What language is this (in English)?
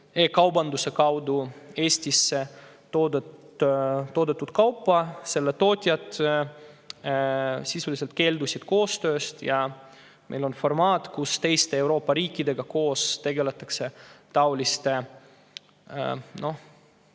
Estonian